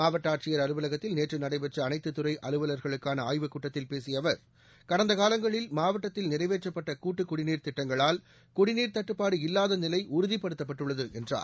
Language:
Tamil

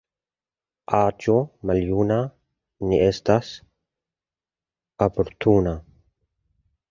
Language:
Esperanto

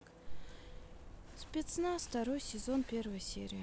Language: Russian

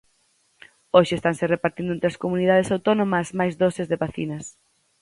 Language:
Galician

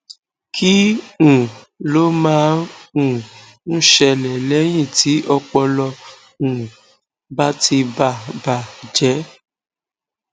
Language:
Yoruba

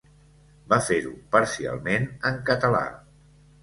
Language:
Catalan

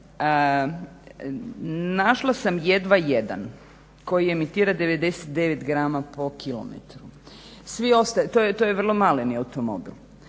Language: Croatian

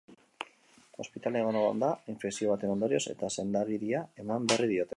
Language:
Basque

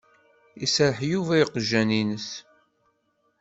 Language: Kabyle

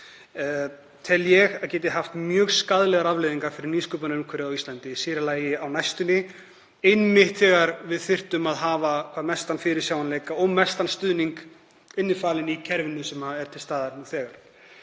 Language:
Icelandic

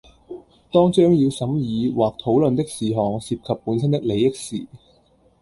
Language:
Cantonese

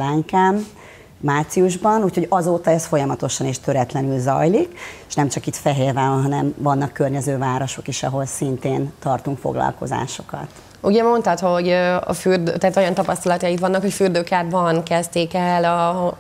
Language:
Hungarian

